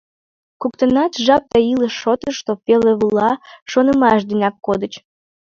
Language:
Mari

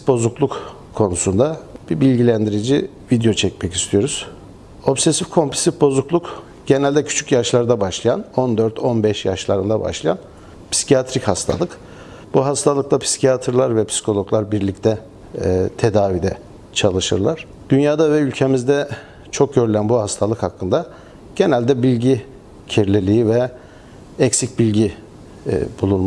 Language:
Turkish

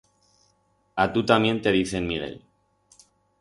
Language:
Aragonese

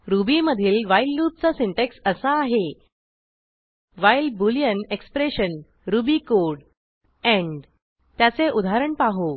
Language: Marathi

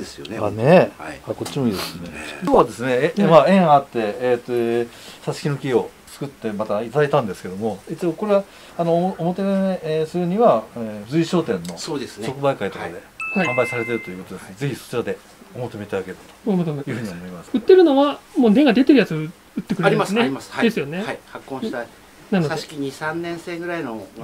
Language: Japanese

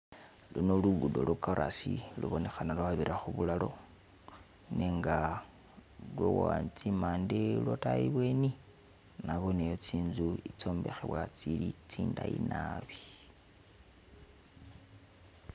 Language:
Masaaba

